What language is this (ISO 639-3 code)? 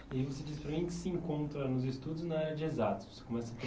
por